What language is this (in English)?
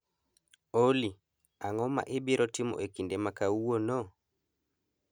Luo (Kenya and Tanzania)